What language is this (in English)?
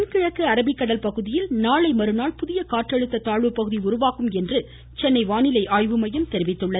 Tamil